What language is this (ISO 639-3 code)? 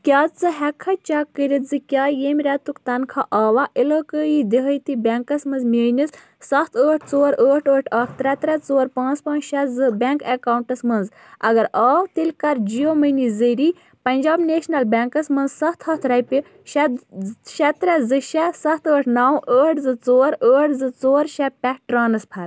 kas